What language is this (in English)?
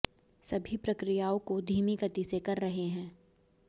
Hindi